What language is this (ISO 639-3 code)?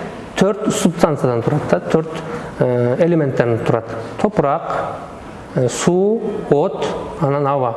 tur